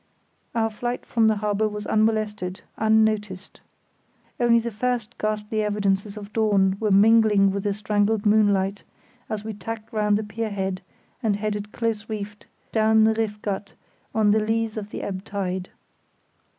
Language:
English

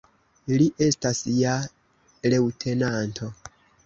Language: Esperanto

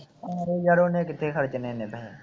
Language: Punjabi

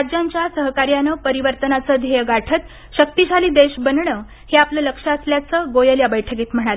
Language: Marathi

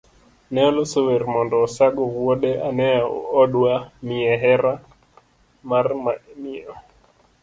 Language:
Luo (Kenya and Tanzania)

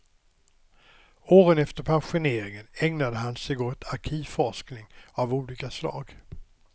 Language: Swedish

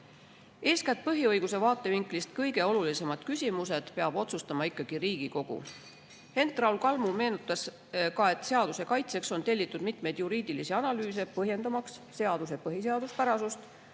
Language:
Estonian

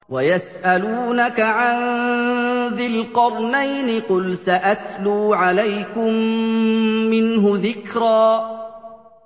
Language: Arabic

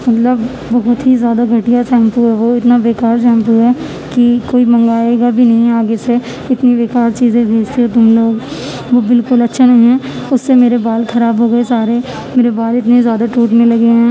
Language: Urdu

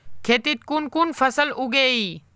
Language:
Magahi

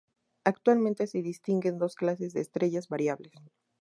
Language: Spanish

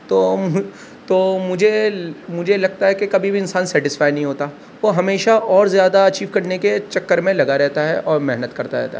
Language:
Urdu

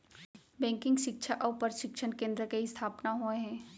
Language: Chhattisgarhi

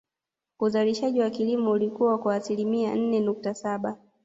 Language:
Swahili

